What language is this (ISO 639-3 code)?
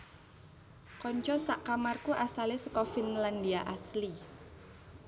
jav